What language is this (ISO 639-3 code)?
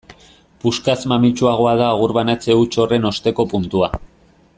eus